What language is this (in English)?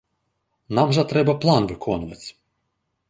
Belarusian